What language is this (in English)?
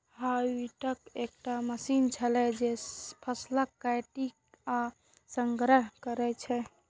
Maithili